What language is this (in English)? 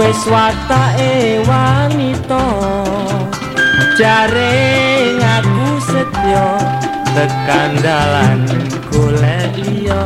Indonesian